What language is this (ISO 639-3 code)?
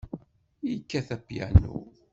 kab